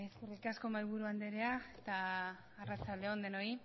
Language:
Basque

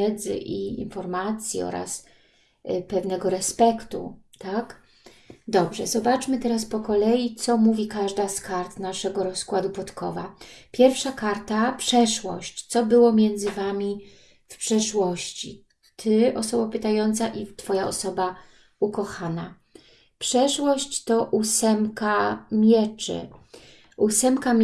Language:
Polish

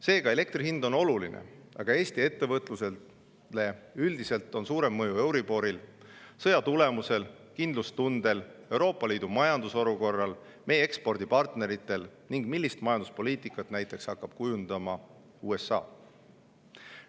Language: Estonian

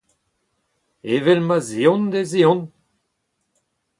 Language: Breton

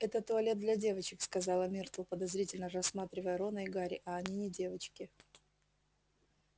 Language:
Russian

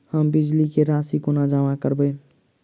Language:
Maithili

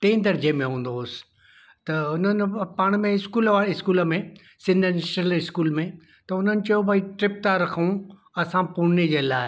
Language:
Sindhi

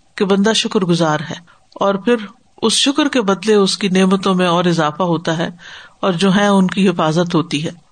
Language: Urdu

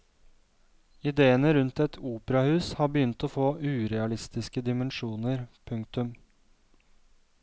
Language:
Norwegian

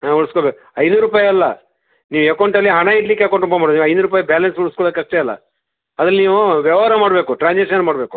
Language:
Kannada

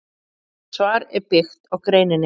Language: Icelandic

